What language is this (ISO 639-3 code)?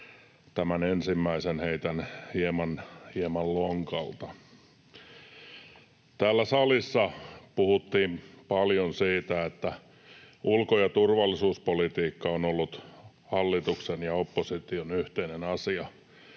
fin